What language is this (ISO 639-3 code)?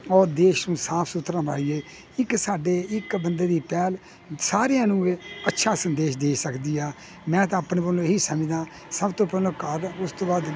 pan